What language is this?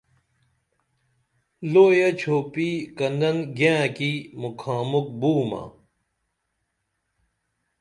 Dameli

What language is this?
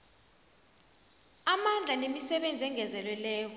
South Ndebele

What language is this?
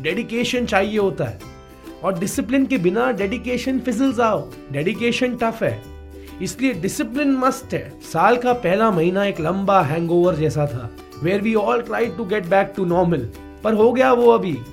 Hindi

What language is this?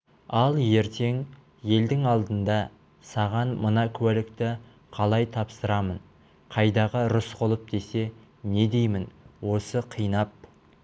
Kazakh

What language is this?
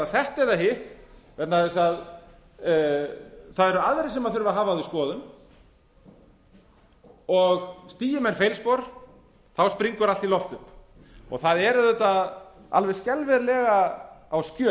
Icelandic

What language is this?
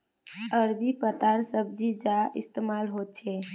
Magahi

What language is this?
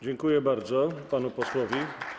Polish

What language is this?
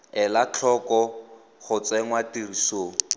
Tswana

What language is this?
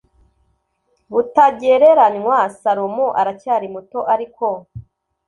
Kinyarwanda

